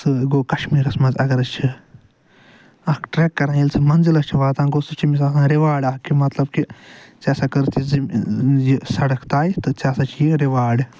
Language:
Kashmiri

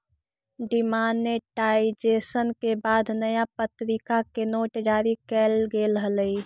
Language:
Magahi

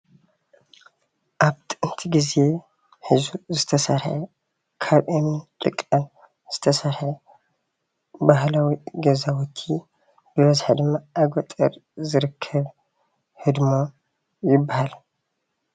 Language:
Tigrinya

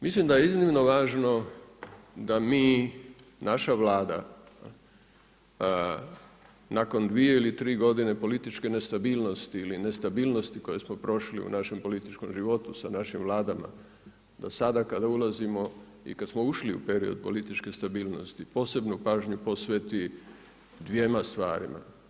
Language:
Croatian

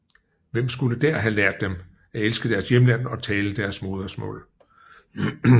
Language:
Danish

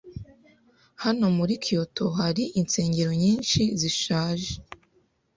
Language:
Kinyarwanda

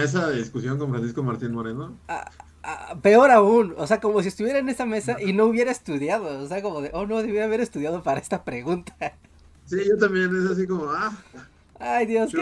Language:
Spanish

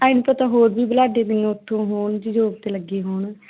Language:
Punjabi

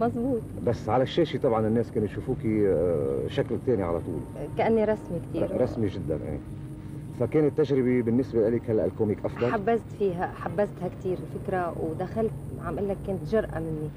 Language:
Arabic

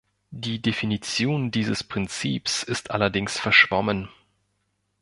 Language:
German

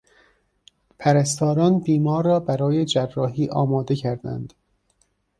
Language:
Persian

